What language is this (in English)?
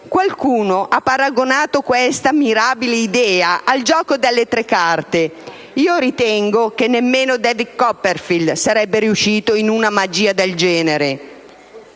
Italian